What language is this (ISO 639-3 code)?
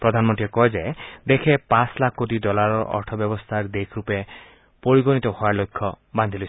asm